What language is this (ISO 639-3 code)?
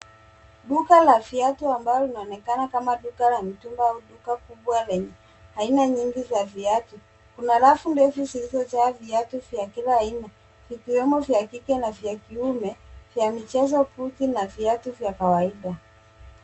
swa